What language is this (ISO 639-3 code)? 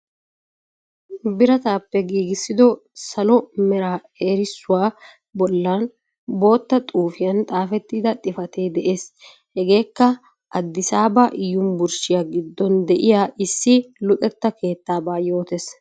wal